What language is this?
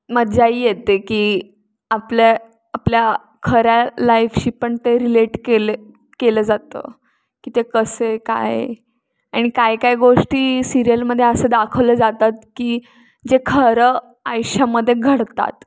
Marathi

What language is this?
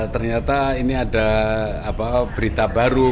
Indonesian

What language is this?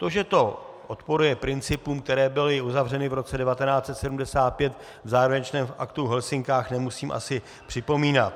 Czech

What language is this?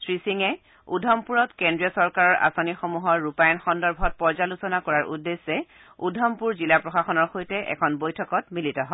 Assamese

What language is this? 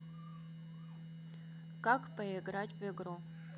Russian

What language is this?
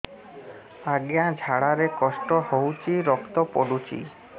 Odia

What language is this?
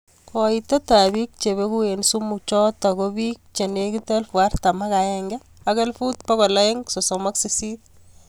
Kalenjin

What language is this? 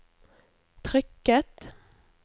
Norwegian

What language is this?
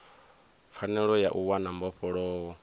Venda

